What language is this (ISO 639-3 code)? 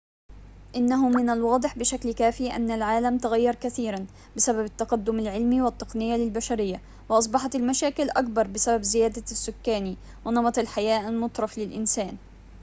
ara